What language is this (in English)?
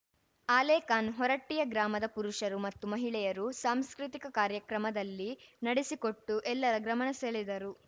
Kannada